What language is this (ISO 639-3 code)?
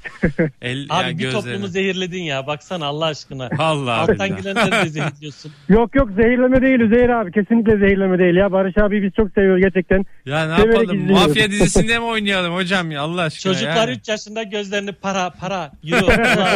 tur